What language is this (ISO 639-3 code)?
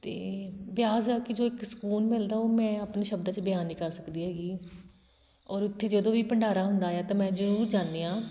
pan